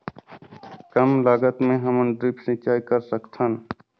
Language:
Chhattisgarhi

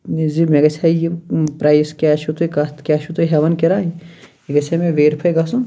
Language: Kashmiri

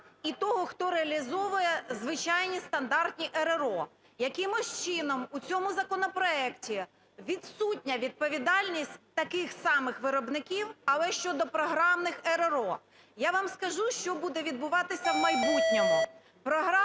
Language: Ukrainian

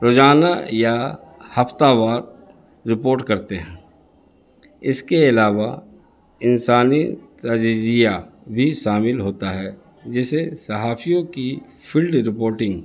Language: Urdu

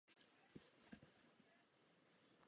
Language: Czech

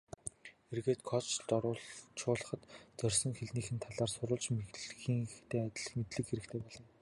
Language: Mongolian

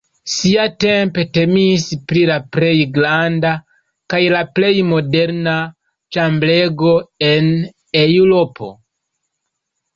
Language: Esperanto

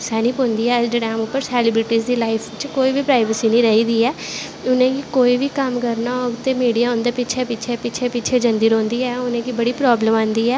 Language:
Dogri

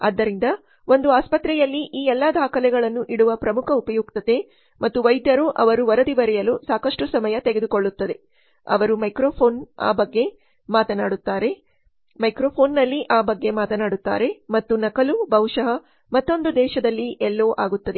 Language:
Kannada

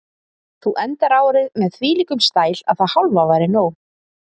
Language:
Icelandic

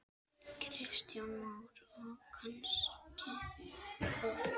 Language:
Icelandic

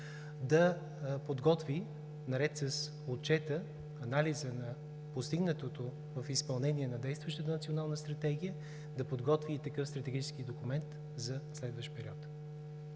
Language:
Bulgarian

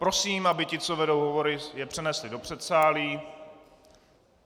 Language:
Czech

